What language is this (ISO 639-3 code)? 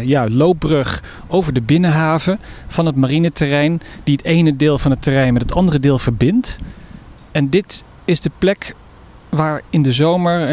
nld